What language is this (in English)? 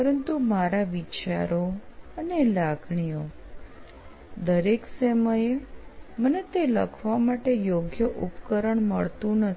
Gujarati